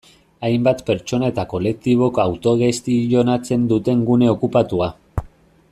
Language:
Basque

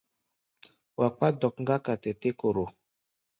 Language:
Gbaya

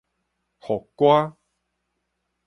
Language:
Min Nan Chinese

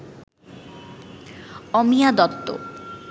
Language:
Bangla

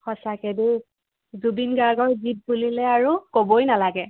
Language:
Assamese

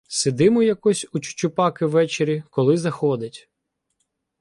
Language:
Ukrainian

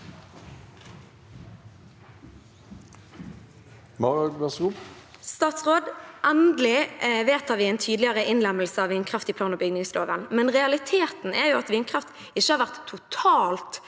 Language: Norwegian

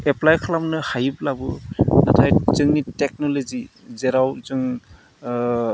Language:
Bodo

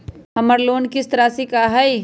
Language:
Magahi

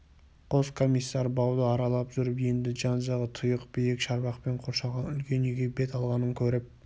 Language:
Kazakh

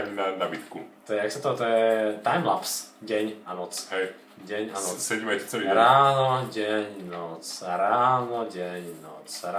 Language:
Polish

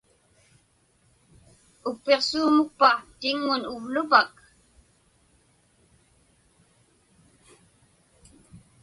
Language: Inupiaq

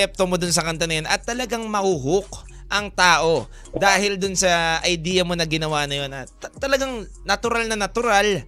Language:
Filipino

